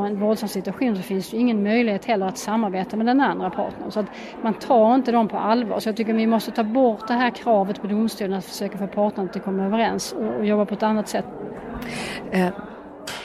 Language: Swedish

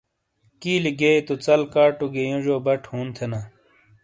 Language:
Shina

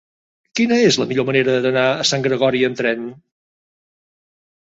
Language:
Catalan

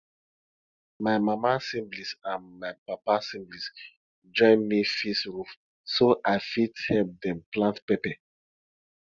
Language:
Nigerian Pidgin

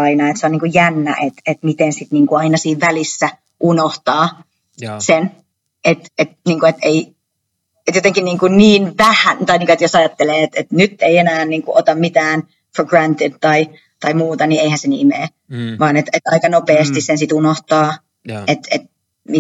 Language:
Finnish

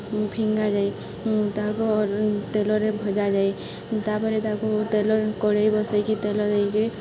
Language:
Odia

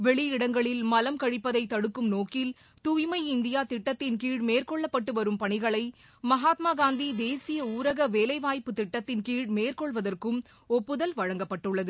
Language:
Tamil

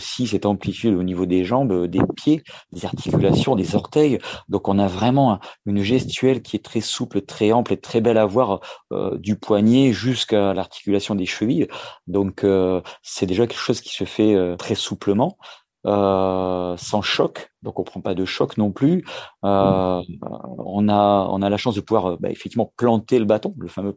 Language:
French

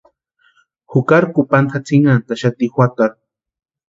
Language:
Western Highland Purepecha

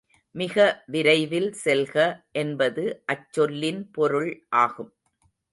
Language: Tamil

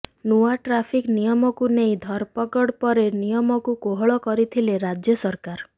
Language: Odia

